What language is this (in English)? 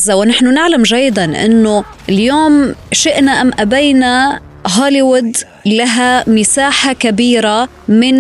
Arabic